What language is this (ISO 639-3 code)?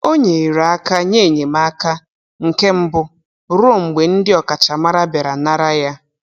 ibo